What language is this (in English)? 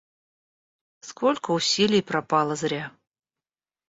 Russian